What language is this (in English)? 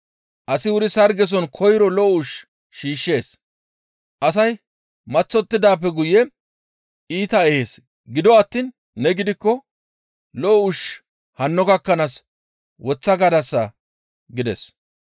Gamo